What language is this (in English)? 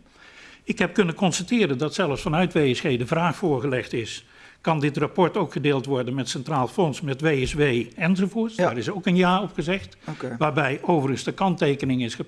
Dutch